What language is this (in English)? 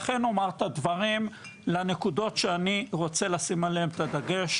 Hebrew